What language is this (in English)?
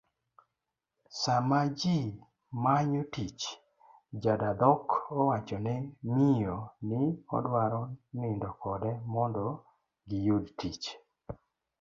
Luo (Kenya and Tanzania)